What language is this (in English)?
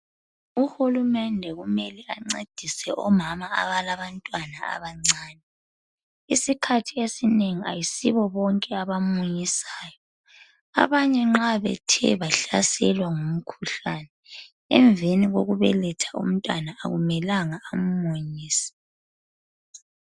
North Ndebele